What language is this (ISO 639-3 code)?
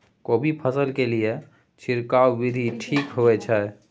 mai